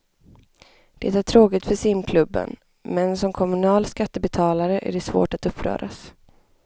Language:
Swedish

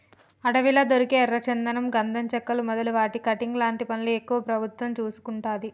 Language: Telugu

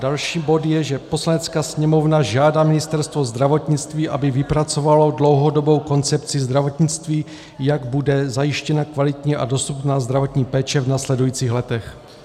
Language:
Czech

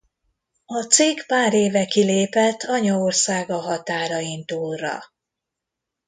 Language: Hungarian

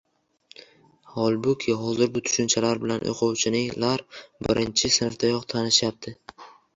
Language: Uzbek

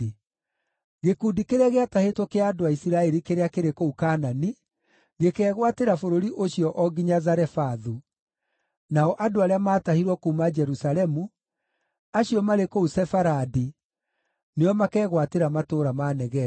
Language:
Kikuyu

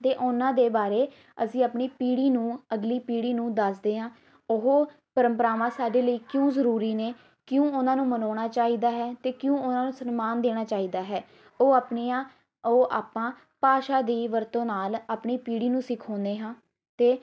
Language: Punjabi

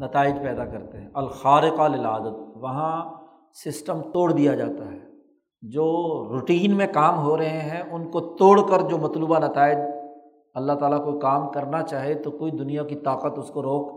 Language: Urdu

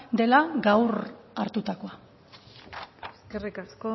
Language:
Basque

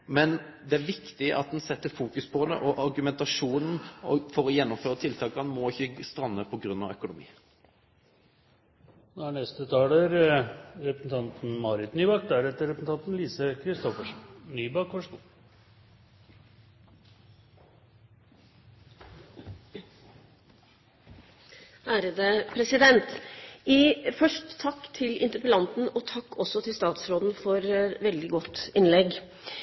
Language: Norwegian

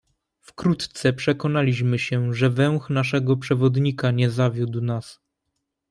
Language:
Polish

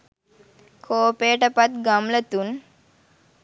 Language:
Sinhala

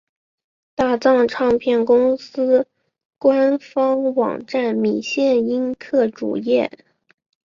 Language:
Chinese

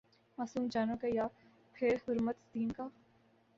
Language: Urdu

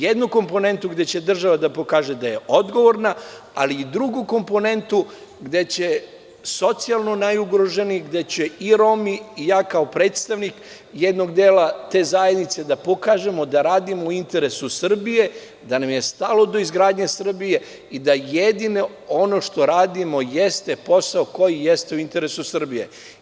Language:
Serbian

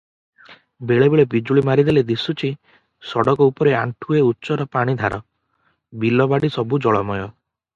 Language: Odia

